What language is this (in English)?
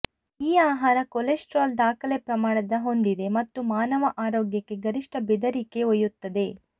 Kannada